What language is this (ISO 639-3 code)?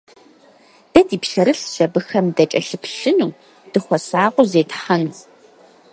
kbd